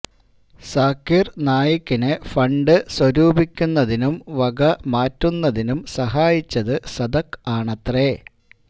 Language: Malayalam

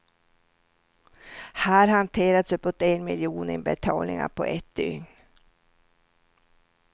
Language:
Swedish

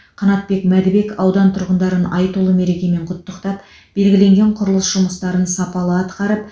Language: Kazakh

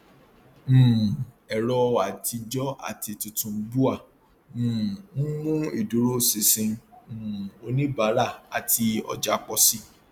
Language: Yoruba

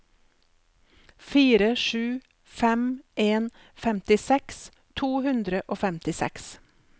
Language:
Norwegian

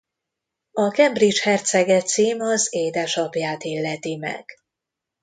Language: Hungarian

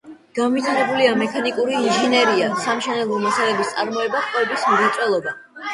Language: Georgian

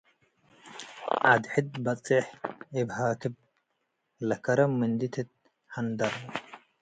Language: Tigre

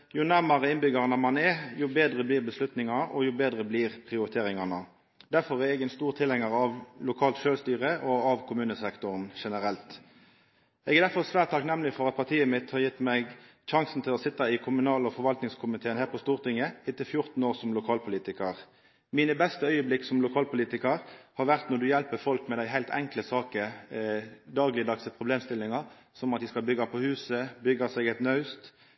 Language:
Norwegian Nynorsk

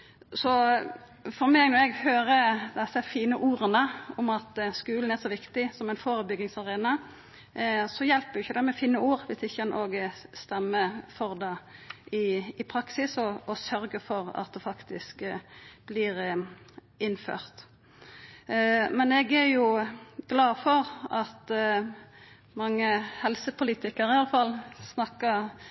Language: Norwegian Nynorsk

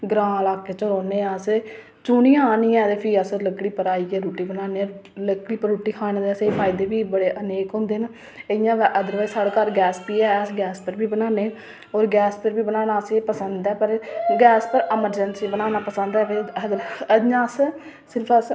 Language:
Dogri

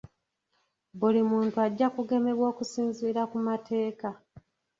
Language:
Ganda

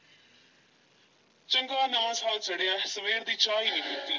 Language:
Punjabi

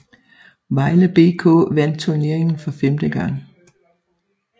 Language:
Danish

